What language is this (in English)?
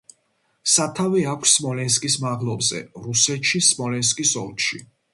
Georgian